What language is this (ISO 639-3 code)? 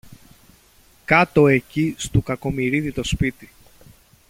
ell